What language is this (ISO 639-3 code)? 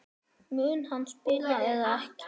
isl